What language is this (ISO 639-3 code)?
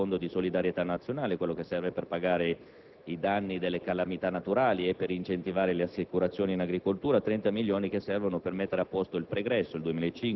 ita